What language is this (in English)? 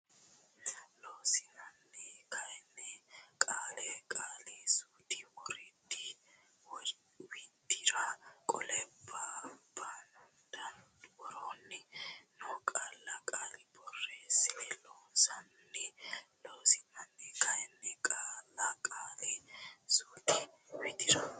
Sidamo